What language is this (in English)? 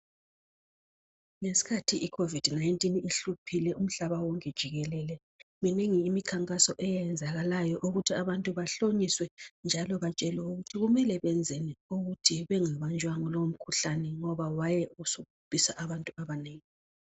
North Ndebele